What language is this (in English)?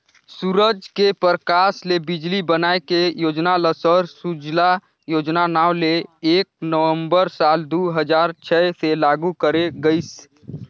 Chhattisgarhi